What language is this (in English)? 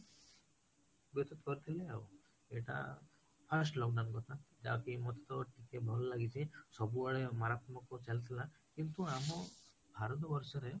Odia